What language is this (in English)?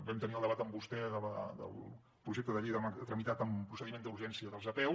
Catalan